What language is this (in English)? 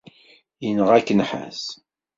Kabyle